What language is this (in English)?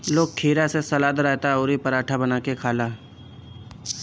Bhojpuri